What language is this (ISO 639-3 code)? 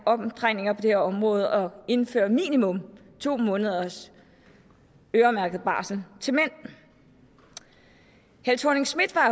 dan